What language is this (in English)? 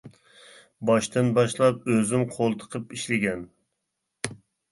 Uyghur